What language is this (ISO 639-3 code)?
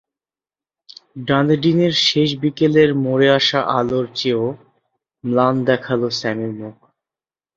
ben